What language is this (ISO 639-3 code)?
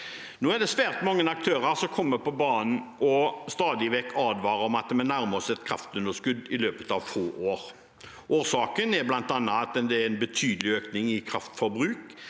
nor